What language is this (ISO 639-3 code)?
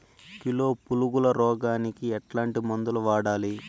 tel